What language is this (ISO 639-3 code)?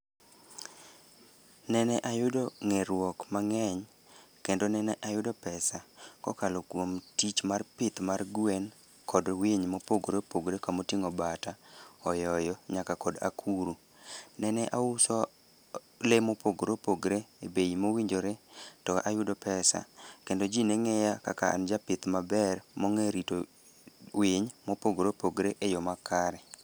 luo